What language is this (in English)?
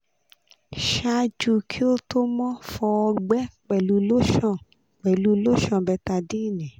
Yoruba